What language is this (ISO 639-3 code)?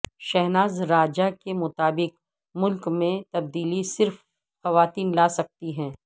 urd